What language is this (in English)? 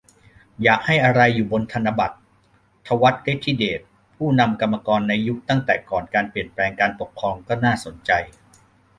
Thai